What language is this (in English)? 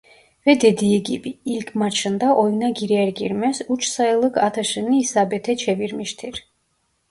Turkish